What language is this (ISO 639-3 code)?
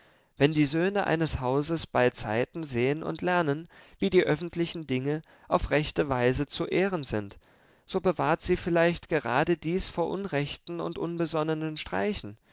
deu